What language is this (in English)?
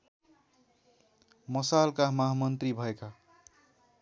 Nepali